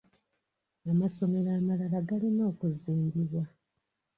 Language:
Ganda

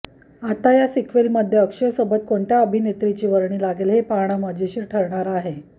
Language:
Marathi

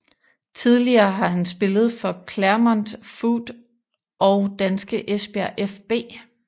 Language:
Danish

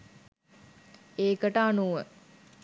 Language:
Sinhala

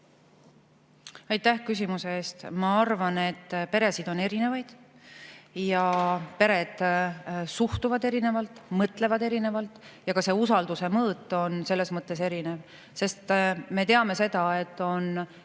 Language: Estonian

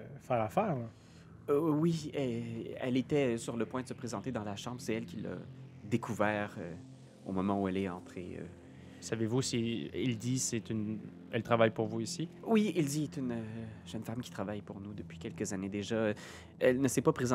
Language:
French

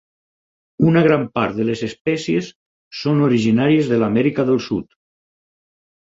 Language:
Catalan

